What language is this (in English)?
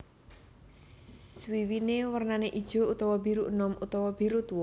Javanese